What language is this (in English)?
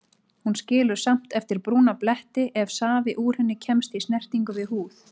Icelandic